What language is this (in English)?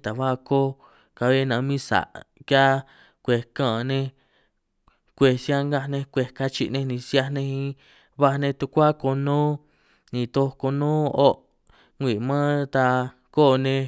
San Martín Itunyoso Triqui